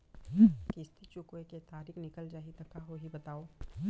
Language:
Chhattisgarhi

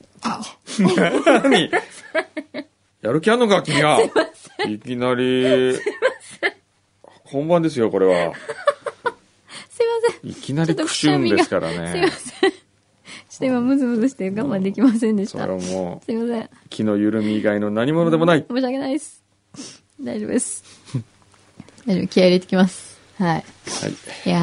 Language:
Japanese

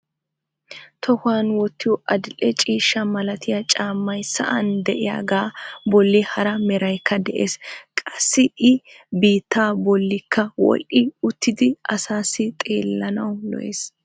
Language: Wolaytta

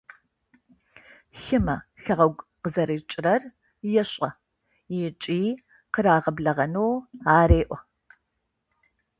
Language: Adyghe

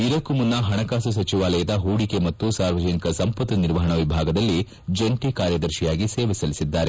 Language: Kannada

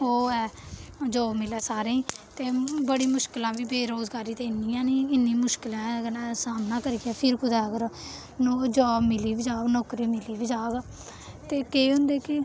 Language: Dogri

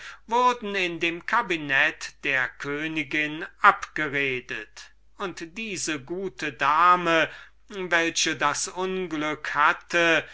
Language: German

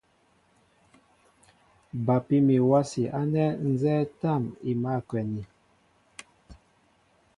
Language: Mbo (Cameroon)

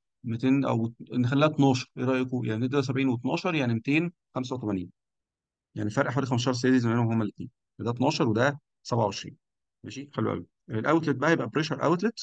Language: Arabic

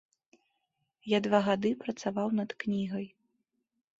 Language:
Belarusian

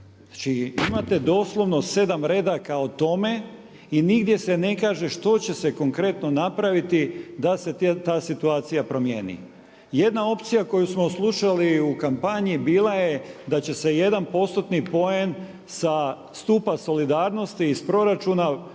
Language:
Croatian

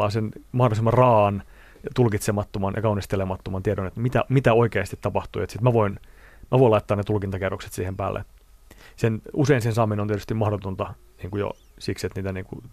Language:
Finnish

